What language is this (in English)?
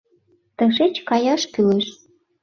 Mari